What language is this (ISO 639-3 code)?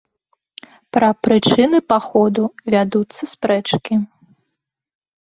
bel